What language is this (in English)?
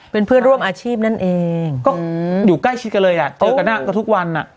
Thai